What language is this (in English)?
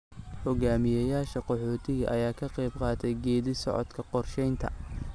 Somali